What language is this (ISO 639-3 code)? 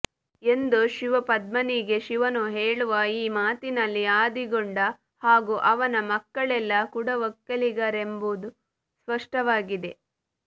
kan